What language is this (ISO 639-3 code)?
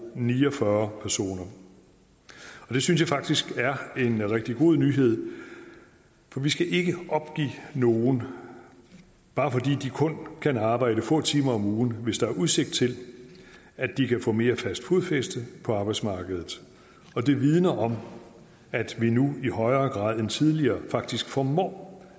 dan